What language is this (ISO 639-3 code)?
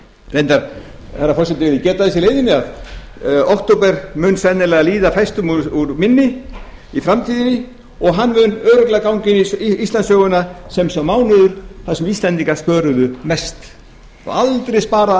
isl